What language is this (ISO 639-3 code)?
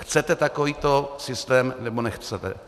ces